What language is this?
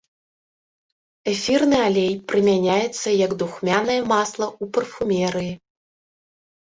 Belarusian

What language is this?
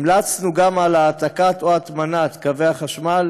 Hebrew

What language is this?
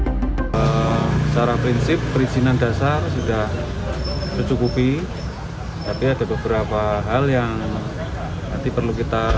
Indonesian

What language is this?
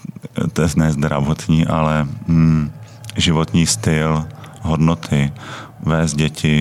Czech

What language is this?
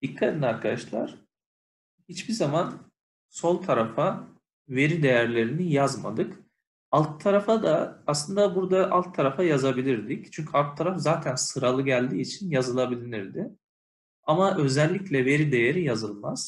Turkish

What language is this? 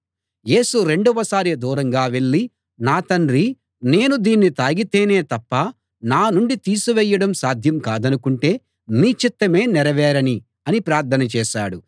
Telugu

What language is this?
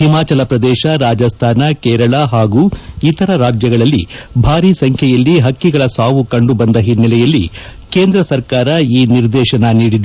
Kannada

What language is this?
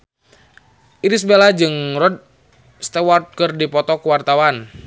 Sundanese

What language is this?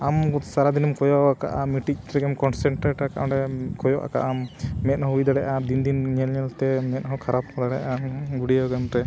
Santali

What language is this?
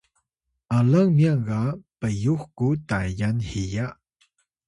Atayal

